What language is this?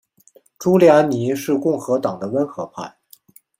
Chinese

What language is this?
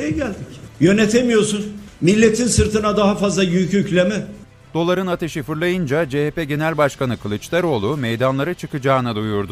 Turkish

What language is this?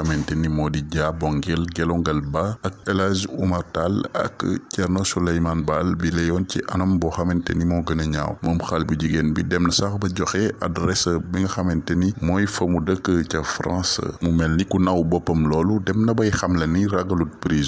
French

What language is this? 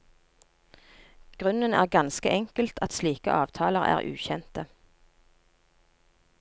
Norwegian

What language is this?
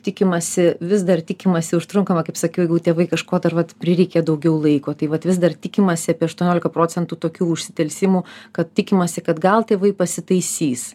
Lithuanian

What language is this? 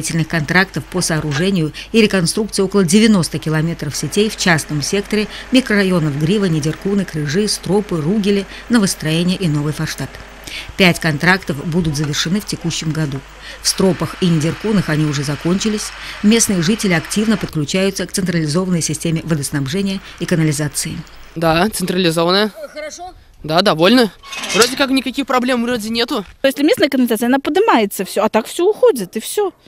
Russian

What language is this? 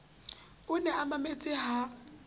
Southern Sotho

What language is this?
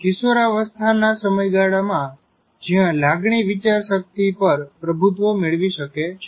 Gujarati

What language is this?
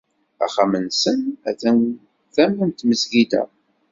Kabyle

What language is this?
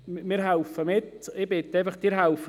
Swiss German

